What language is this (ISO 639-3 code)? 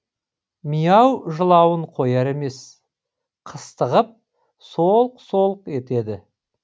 kaz